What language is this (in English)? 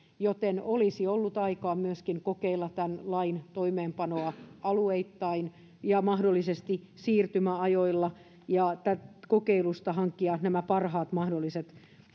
Finnish